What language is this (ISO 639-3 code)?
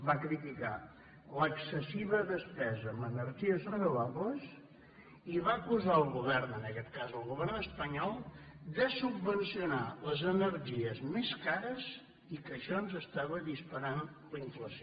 cat